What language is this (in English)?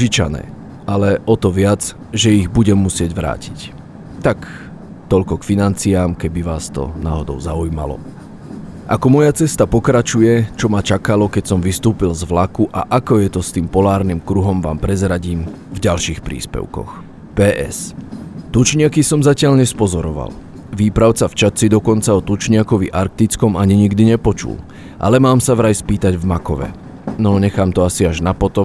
Slovak